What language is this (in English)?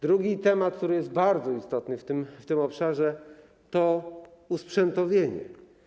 Polish